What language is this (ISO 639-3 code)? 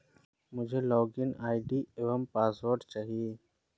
hin